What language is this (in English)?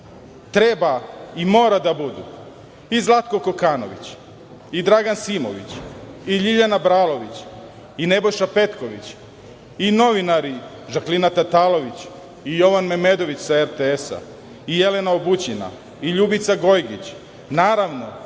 Serbian